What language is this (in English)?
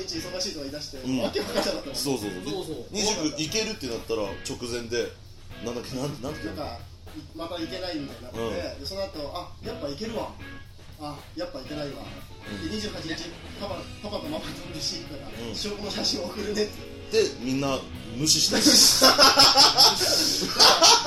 Japanese